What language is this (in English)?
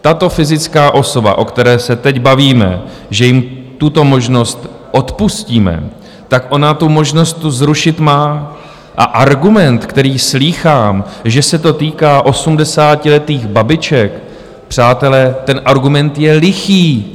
Czech